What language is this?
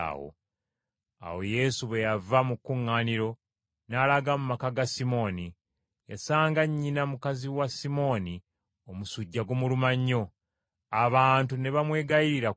Ganda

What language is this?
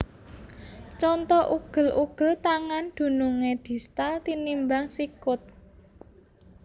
Javanese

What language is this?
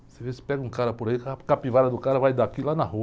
Portuguese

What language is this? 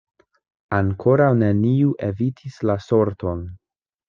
Esperanto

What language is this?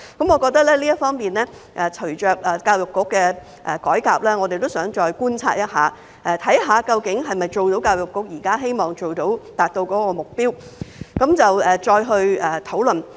Cantonese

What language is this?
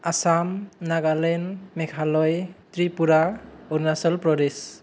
Bodo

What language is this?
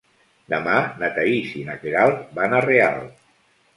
Catalan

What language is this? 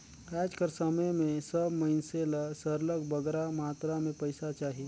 Chhattisgarhi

